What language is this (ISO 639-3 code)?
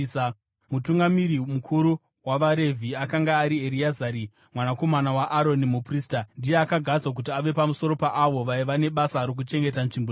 sna